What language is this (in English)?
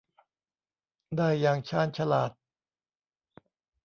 Thai